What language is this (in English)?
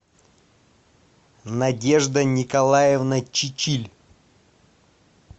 Russian